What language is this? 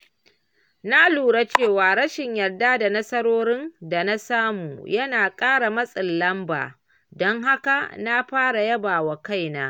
Hausa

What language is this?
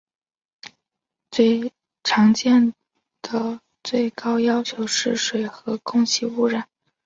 Chinese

